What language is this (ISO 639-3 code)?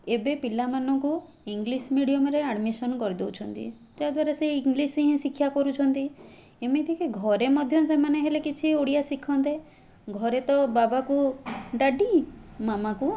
ori